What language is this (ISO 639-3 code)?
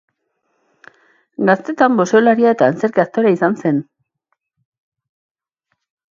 eus